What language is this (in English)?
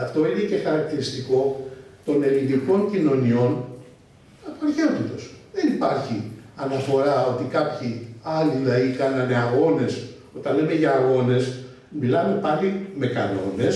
Greek